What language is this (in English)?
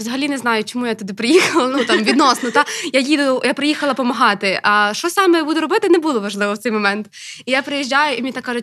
Ukrainian